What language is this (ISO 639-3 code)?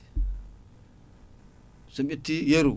ful